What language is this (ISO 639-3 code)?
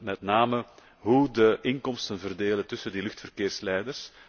nld